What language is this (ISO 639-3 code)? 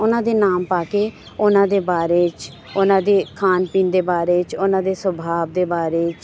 pan